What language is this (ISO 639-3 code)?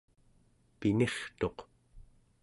esu